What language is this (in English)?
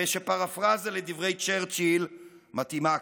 Hebrew